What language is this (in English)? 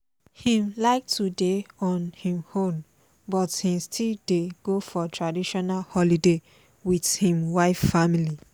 Nigerian Pidgin